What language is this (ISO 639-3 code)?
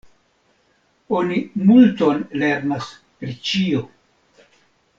epo